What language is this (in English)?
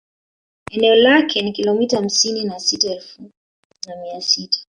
Swahili